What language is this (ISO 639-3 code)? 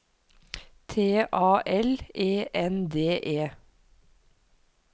nor